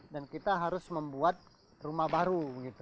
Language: Indonesian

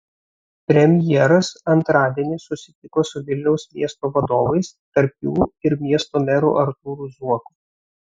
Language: Lithuanian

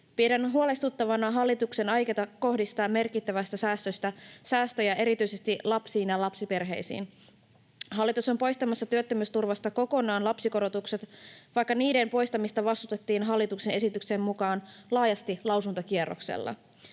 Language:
Finnish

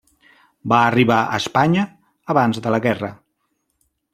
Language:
Catalan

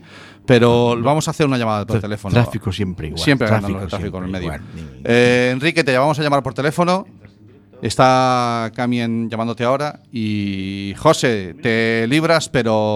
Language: Spanish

